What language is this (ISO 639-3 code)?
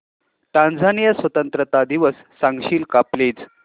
mar